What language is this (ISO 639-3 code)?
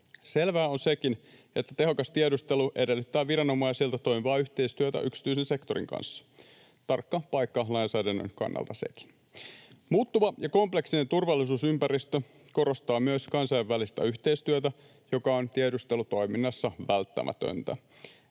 fin